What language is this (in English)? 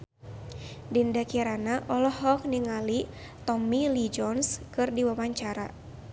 Sundanese